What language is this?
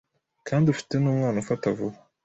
Kinyarwanda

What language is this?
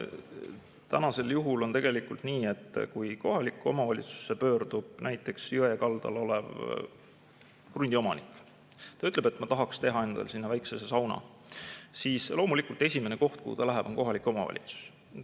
Estonian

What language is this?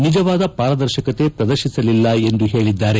Kannada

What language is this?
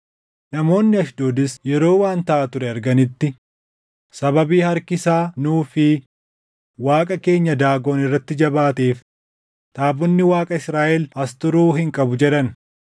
Oromo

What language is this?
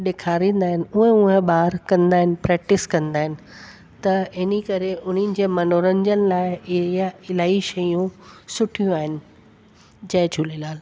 Sindhi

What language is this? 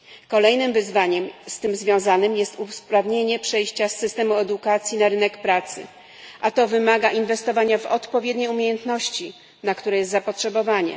Polish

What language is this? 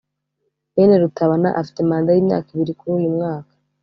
Kinyarwanda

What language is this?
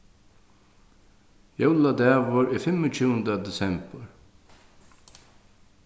Faroese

